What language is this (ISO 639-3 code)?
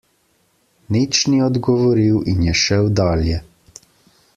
slv